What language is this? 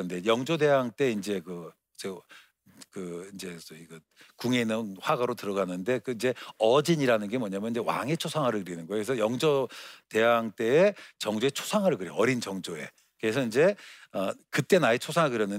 Korean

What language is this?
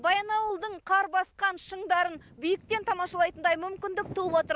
Kazakh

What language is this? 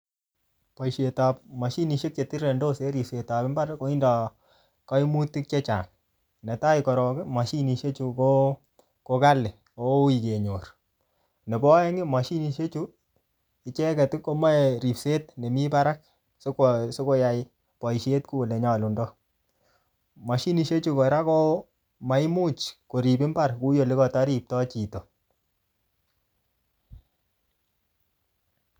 Kalenjin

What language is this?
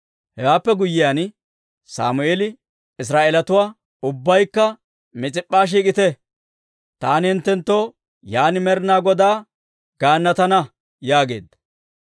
Dawro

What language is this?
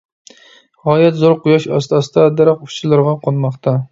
Uyghur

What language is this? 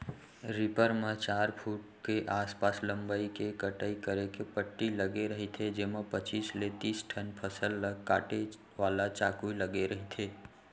Chhattisgarhi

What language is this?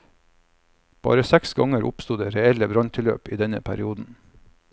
Norwegian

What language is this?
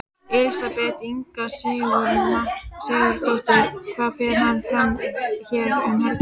Icelandic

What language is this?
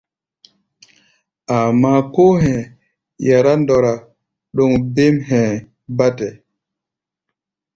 Gbaya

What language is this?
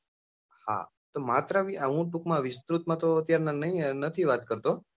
Gujarati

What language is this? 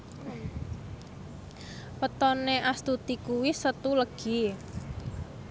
Javanese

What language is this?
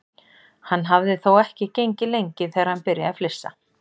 Icelandic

